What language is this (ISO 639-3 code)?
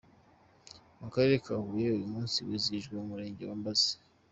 kin